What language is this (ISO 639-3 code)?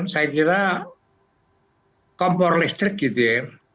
ind